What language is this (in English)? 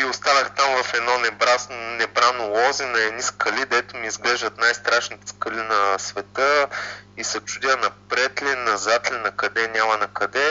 Bulgarian